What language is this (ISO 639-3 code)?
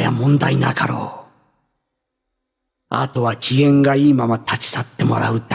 jpn